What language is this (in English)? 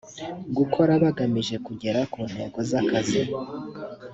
Kinyarwanda